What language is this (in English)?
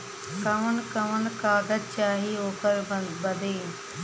Bhojpuri